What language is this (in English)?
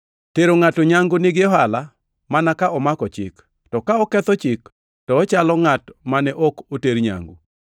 Luo (Kenya and Tanzania)